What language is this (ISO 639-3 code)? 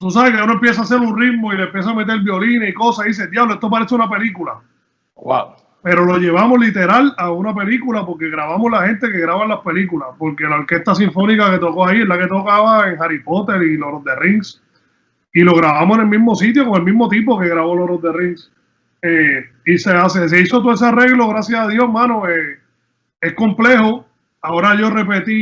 spa